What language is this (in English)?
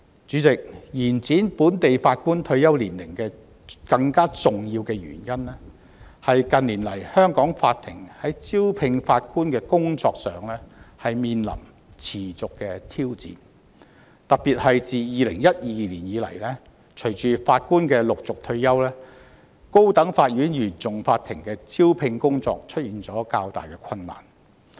Cantonese